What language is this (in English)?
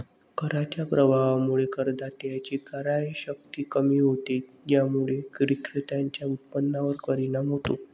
Marathi